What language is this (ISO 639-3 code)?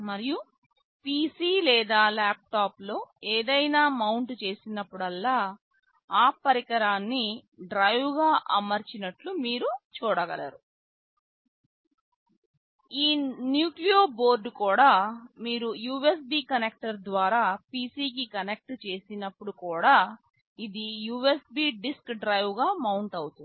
tel